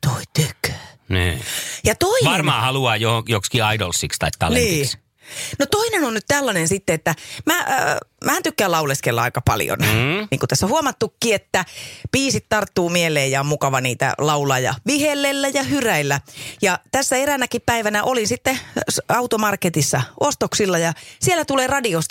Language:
Finnish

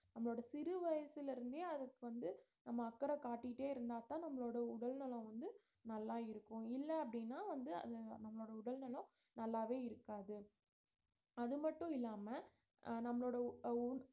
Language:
Tamil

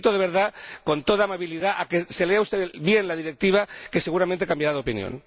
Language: Spanish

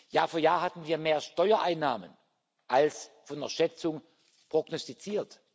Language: German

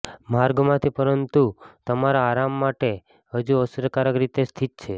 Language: Gujarati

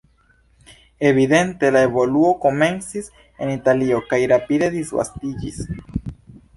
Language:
Esperanto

